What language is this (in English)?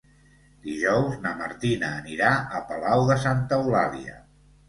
Catalan